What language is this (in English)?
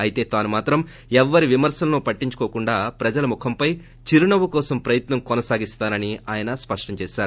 Telugu